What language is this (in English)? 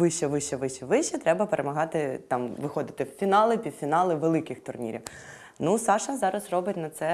Ukrainian